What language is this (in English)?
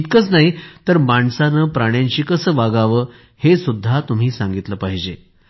Marathi